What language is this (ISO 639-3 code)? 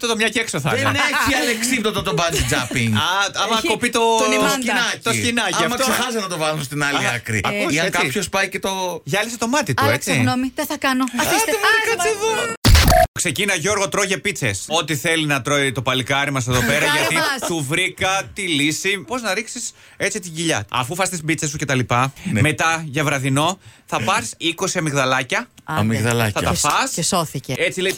ell